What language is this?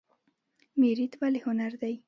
Pashto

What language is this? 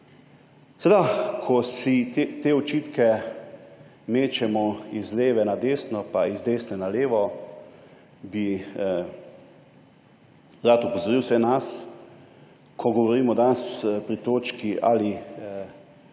Slovenian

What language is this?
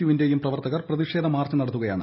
Malayalam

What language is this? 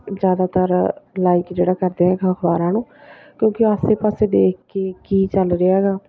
Punjabi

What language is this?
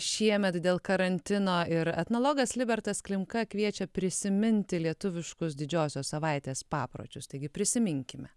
Lithuanian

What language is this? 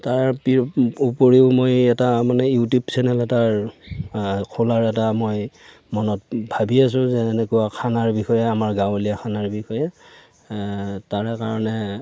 Assamese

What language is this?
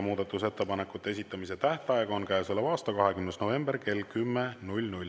Estonian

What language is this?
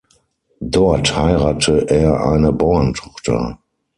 German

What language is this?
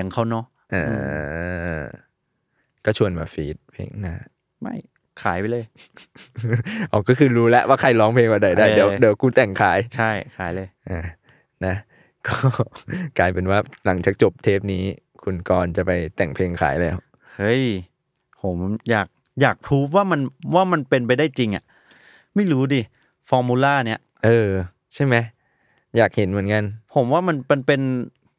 Thai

